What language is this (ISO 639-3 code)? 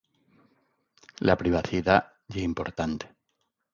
ast